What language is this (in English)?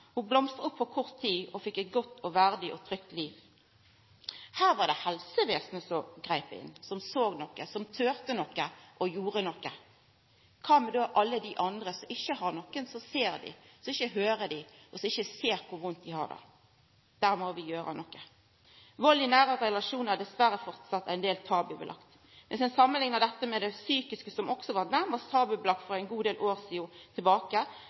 Norwegian Nynorsk